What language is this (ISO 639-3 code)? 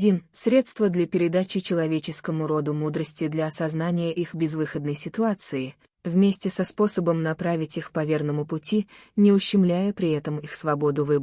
rus